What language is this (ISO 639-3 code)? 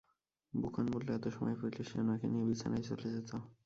ben